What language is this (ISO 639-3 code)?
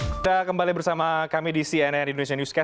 ind